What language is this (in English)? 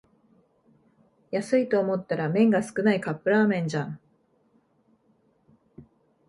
Japanese